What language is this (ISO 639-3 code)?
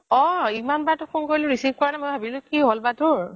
asm